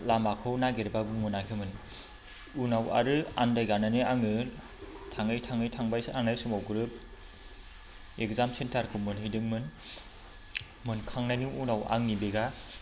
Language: Bodo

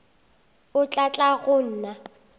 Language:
Northern Sotho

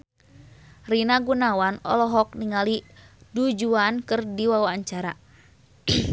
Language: Sundanese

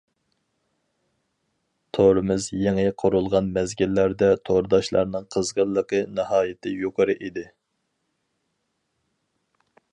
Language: Uyghur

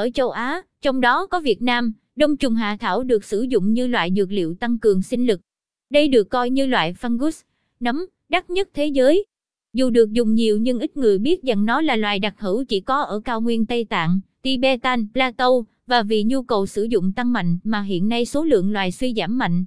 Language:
Vietnamese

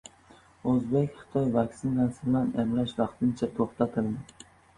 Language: Uzbek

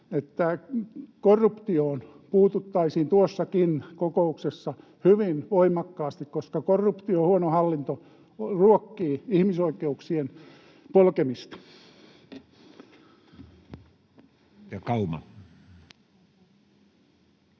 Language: Finnish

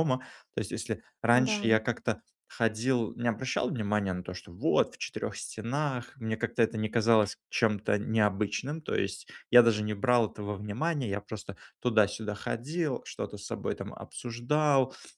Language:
Russian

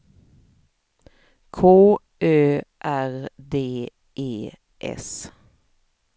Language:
Swedish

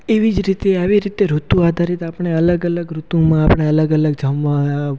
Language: Gujarati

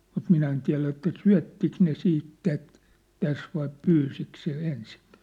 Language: Finnish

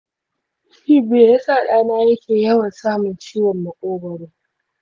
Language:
Hausa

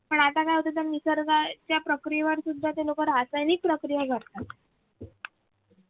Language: Marathi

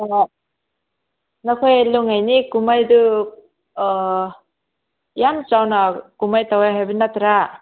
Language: Manipuri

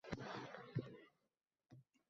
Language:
Uzbek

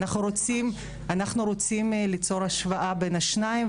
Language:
Hebrew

